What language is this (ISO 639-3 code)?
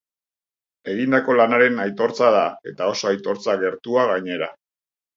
eus